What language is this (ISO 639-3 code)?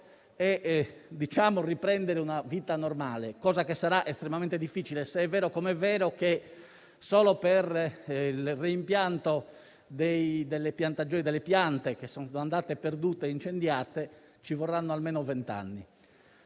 ita